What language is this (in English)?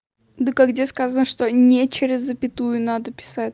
Russian